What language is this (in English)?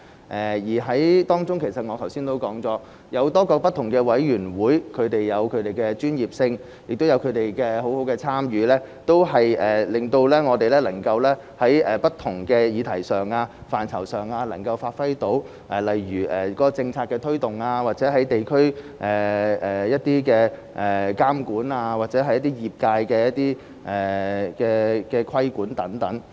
Cantonese